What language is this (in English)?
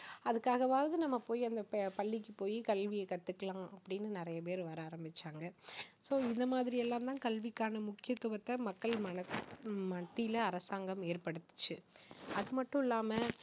Tamil